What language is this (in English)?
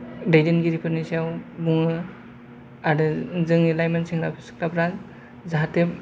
Bodo